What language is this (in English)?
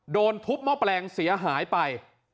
Thai